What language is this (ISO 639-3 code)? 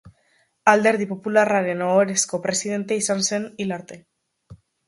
eus